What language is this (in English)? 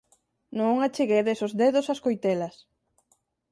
Galician